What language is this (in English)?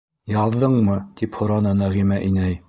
Bashkir